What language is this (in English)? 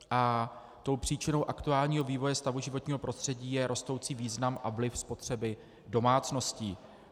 Czech